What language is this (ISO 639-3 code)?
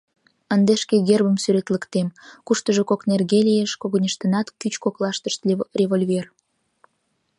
chm